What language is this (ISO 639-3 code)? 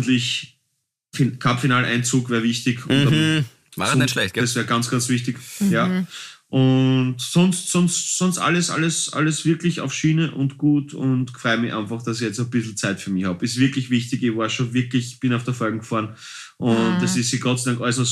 deu